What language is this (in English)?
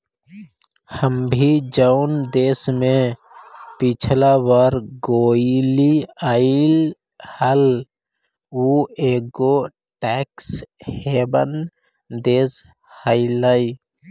Magahi